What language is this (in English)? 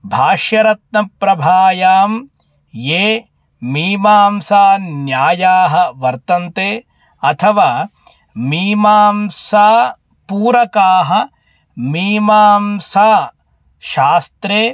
Sanskrit